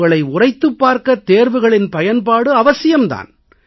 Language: Tamil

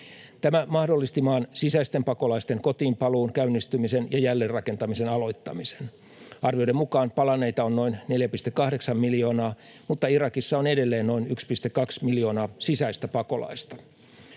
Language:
Finnish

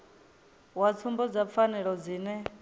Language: Venda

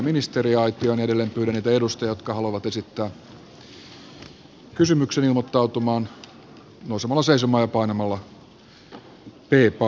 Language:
Finnish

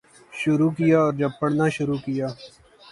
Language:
Urdu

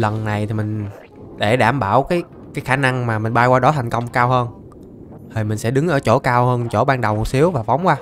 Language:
Vietnamese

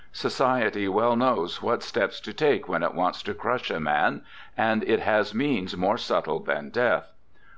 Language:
English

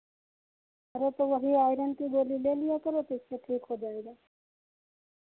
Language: Hindi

